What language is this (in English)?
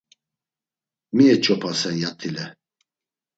Laz